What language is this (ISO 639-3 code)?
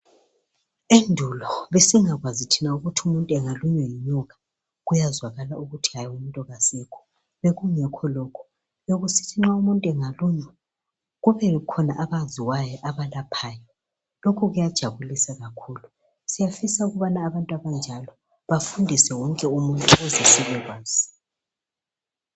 nde